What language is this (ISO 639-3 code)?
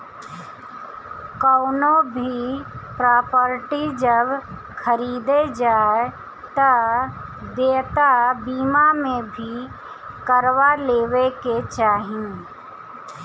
bho